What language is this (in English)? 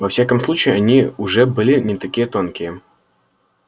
Russian